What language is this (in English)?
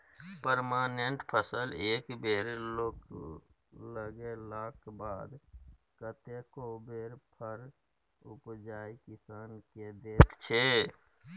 Maithili